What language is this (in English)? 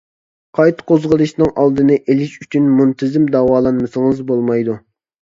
Uyghur